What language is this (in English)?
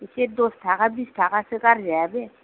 Bodo